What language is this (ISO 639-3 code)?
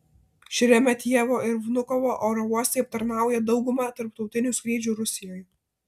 lit